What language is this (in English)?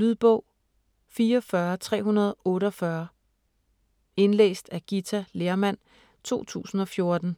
Danish